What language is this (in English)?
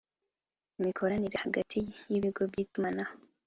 Kinyarwanda